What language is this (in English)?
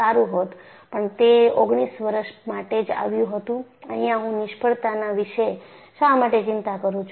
Gujarati